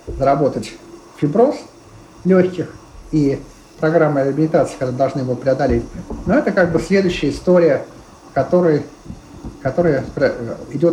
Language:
Russian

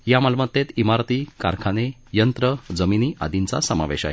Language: Marathi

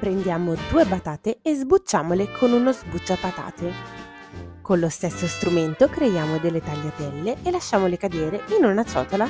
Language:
Italian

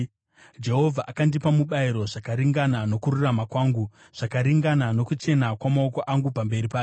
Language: Shona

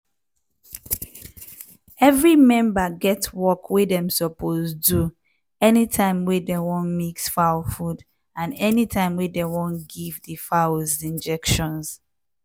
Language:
Nigerian Pidgin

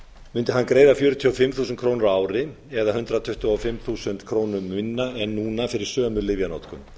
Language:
Icelandic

